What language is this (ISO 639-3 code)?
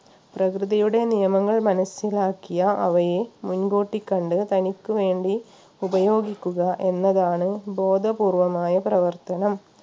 mal